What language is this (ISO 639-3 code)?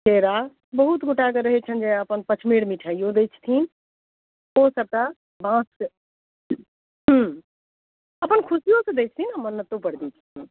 mai